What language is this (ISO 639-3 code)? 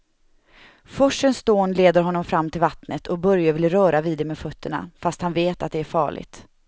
swe